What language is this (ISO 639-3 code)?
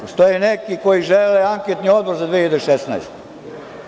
srp